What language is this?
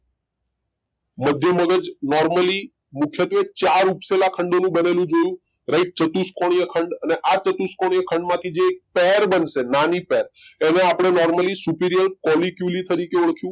Gujarati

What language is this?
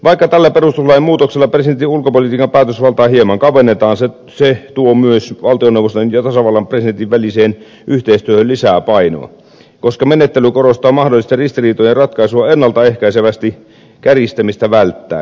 Finnish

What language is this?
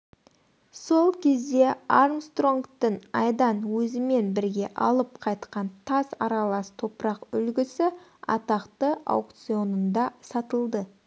Kazakh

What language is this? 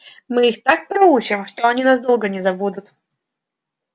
Russian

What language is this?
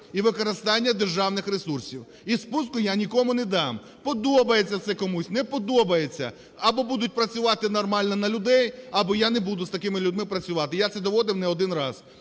Ukrainian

